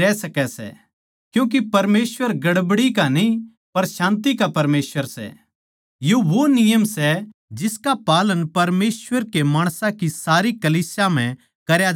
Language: Haryanvi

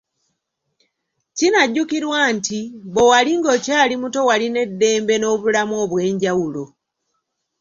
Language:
Ganda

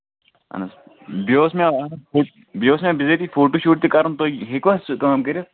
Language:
Kashmiri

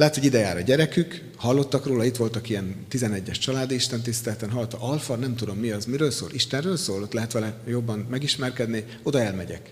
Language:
Hungarian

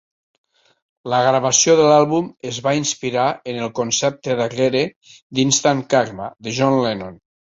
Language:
Catalan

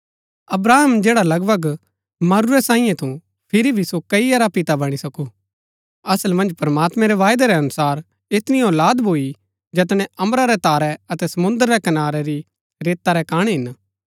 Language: Gaddi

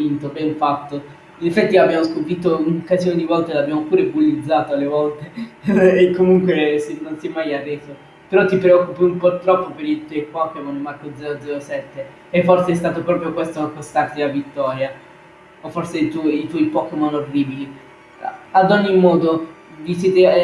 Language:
Italian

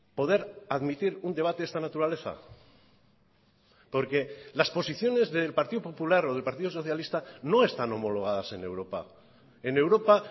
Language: Spanish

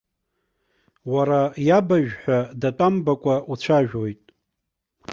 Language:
Abkhazian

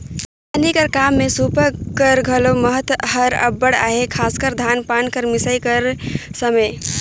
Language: Chhattisgarhi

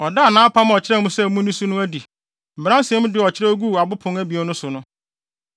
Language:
Akan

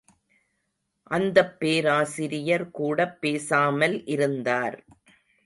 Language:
Tamil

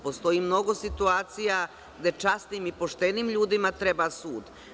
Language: Serbian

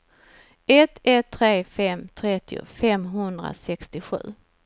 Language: Swedish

